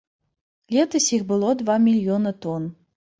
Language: Belarusian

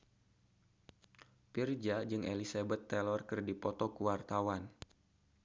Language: Sundanese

